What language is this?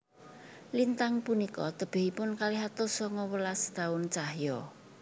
Javanese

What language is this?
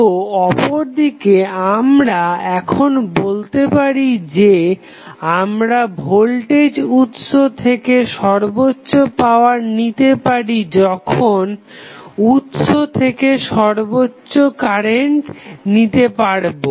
Bangla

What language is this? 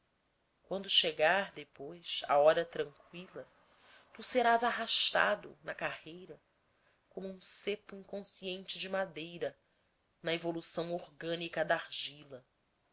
Portuguese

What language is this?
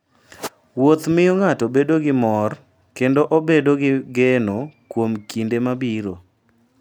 Luo (Kenya and Tanzania)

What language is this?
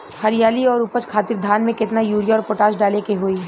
Bhojpuri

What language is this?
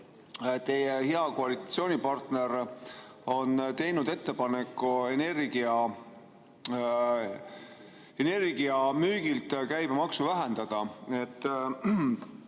Estonian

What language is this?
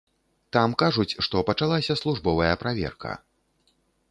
Belarusian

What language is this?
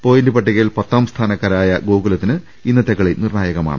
Malayalam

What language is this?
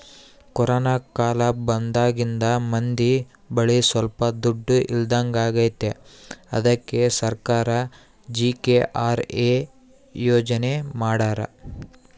Kannada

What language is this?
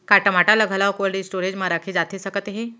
Chhattisgarhi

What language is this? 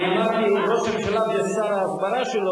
Hebrew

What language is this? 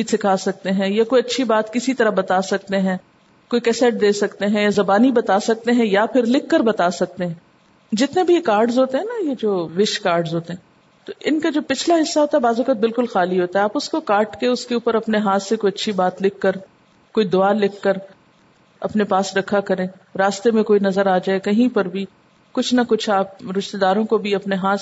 Urdu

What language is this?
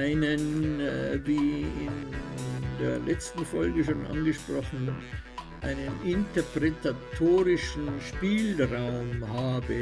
German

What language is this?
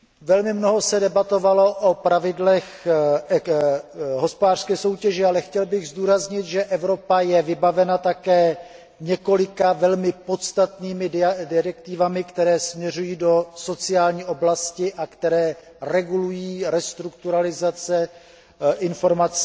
Czech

